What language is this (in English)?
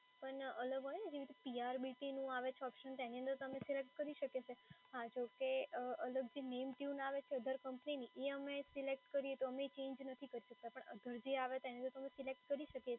Gujarati